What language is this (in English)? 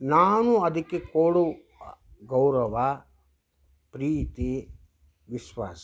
Kannada